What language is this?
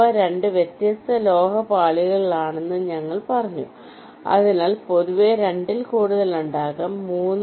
Malayalam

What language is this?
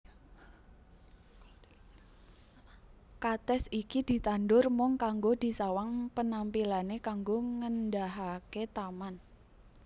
Javanese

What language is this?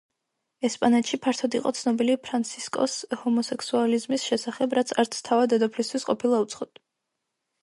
Georgian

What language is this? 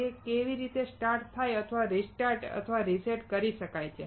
Gujarati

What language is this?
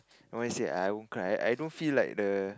English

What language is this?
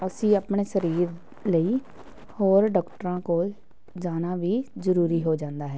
Punjabi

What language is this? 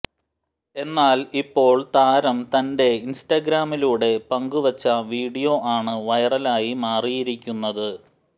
Malayalam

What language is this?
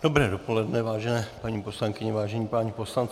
Czech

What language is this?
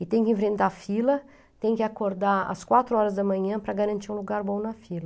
Portuguese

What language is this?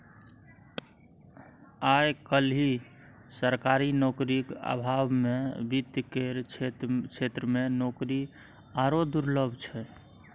Maithili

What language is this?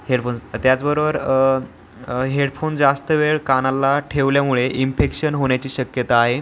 Marathi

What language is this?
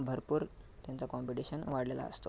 Marathi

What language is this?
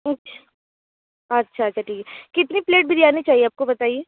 Hindi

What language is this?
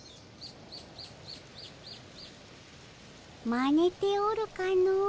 Japanese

